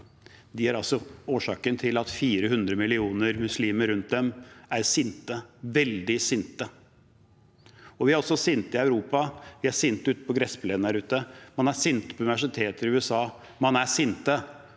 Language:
Norwegian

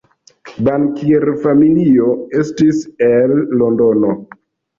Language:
Esperanto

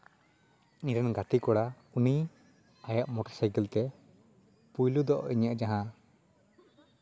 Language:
Santali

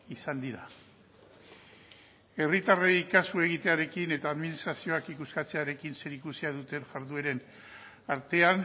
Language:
Basque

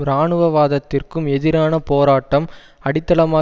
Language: Tamil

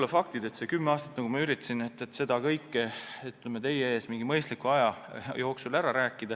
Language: Estonian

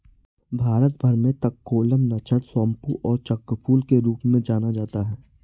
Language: Hindi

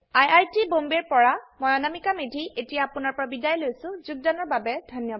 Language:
Assamese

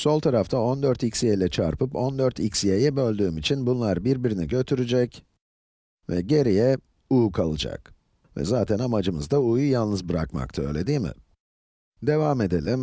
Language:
Turkish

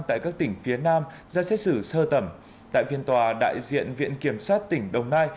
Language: Vietnamese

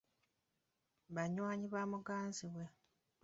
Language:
Ganda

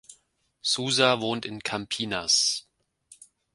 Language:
German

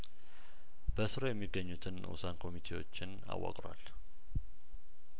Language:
Amharic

